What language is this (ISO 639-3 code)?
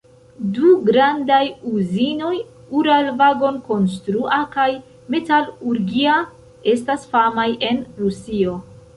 epo